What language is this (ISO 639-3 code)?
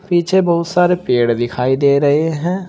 hin